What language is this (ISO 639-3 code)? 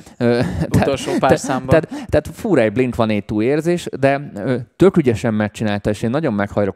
hun